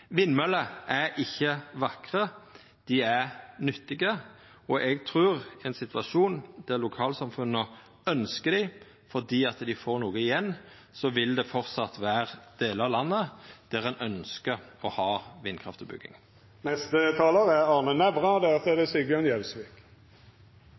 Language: Norwegian Nynorsk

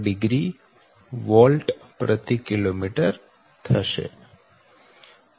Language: Gujarati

